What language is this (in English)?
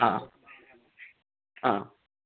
Malayalam